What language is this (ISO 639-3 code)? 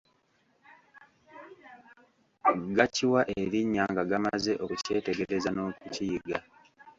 lug